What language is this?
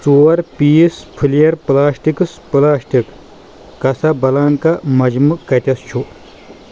Kashmiri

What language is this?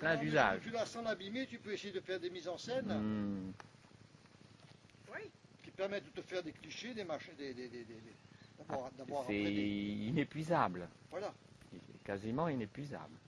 French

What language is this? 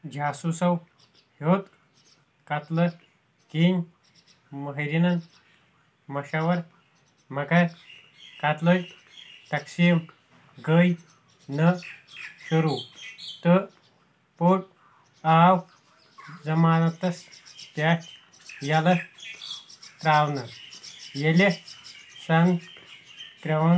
Kashmiri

